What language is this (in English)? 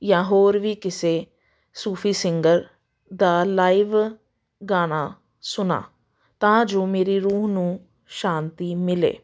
Punjabi